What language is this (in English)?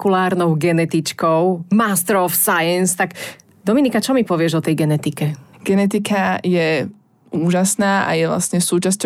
Slovak